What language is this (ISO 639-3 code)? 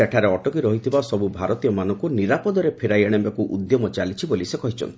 ori